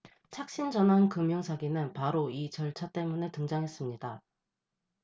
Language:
Korean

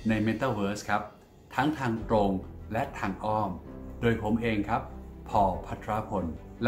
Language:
Thai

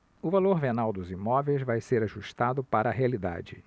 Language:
Portuguese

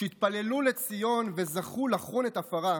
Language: Hebrew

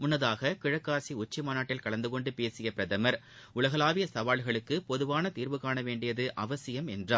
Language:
Tamil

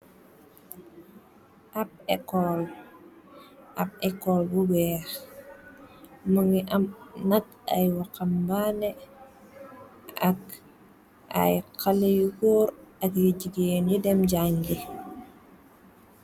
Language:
Wolof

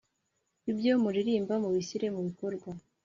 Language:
Kinyarwanda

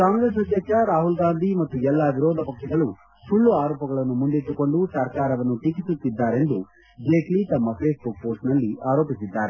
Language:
Kannada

